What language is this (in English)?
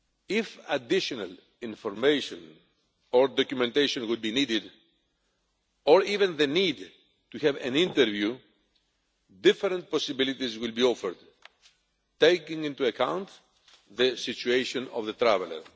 English